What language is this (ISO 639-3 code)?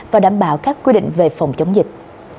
vie